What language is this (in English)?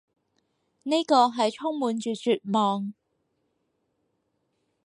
Cantonese